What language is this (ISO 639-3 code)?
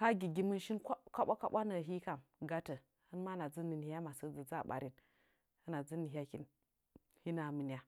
nja